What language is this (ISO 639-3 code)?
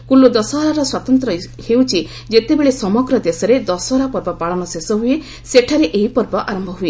ori